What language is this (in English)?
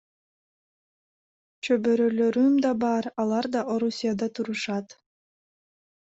Kyrgyz